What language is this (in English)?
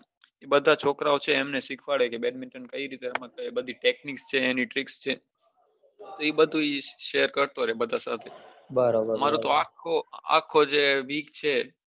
Gujarati